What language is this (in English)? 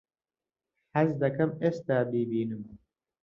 Central Kurdish